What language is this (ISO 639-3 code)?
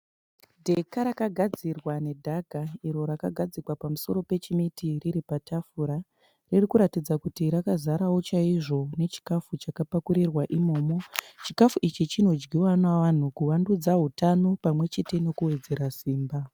sna